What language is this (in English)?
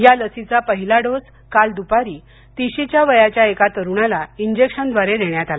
Marathi